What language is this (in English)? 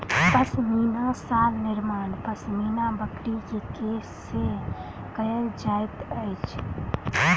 Maithili